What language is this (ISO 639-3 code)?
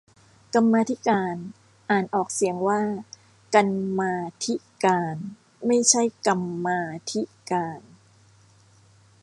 tha